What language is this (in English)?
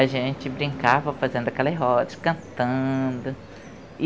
Portuguese